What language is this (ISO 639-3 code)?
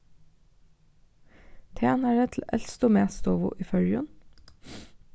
fao